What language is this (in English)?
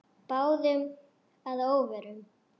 Icelandic